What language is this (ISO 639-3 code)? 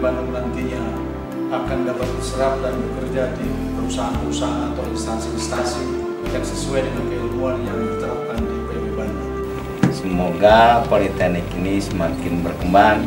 ind